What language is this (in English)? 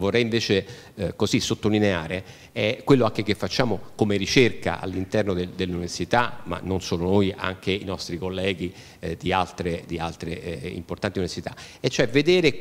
Italian